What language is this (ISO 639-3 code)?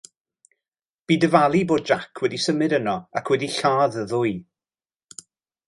cym